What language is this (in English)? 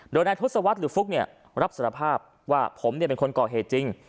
Thai